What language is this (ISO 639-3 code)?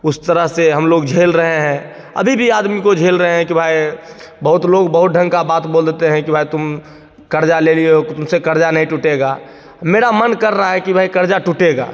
hin